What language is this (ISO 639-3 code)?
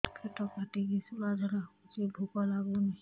ori